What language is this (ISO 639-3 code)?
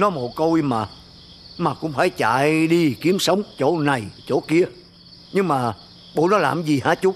vie